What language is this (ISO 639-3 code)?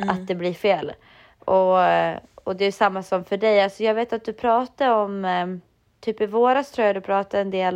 swe